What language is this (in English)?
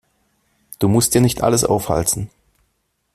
German